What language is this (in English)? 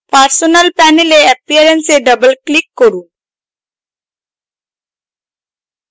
Bangla